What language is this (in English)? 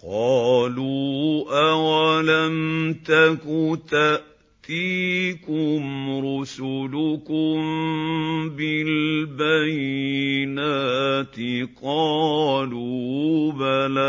Arabic